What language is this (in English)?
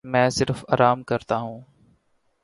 Urdu